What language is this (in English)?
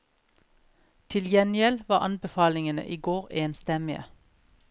Norwegian